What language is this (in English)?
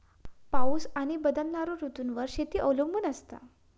Marathi